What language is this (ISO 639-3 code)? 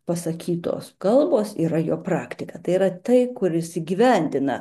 lit